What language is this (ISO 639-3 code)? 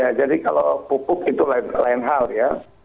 ind